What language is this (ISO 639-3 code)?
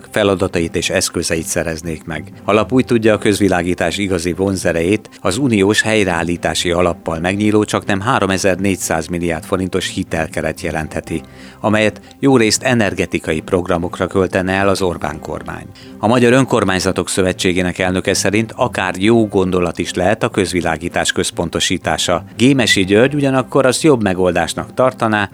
hun